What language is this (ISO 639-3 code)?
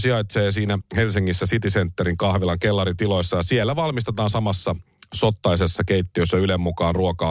fin